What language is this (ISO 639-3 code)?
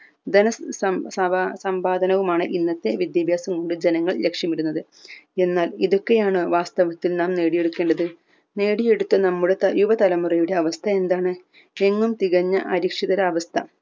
mal